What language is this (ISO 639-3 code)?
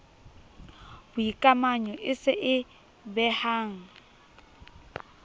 sot